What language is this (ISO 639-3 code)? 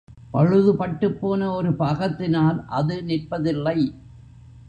tam